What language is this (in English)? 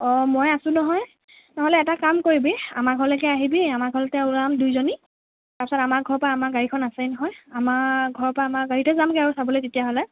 Assamese